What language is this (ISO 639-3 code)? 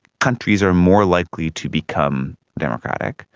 eng